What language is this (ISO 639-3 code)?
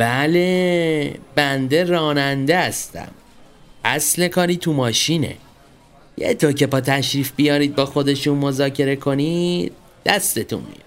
fas